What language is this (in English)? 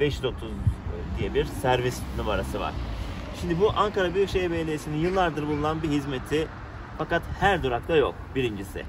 Turkish